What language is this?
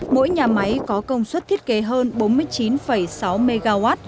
Vietnamese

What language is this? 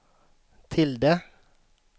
Swedish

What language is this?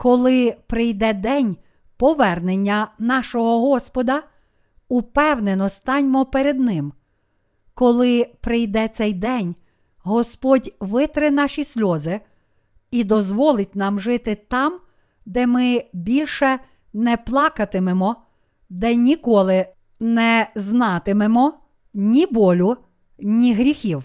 Ukrainian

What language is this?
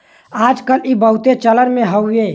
Bhojpuri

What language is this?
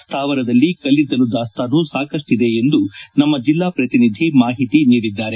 Kannada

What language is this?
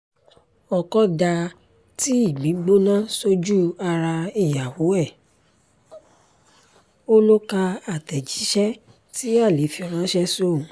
Yoruba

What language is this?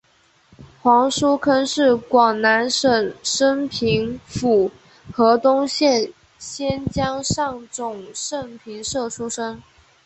Chinese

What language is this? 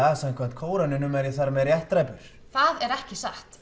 Icelandic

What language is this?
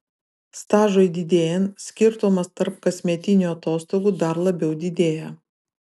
Lithuanian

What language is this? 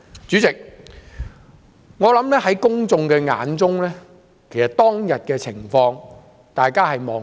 Cantonese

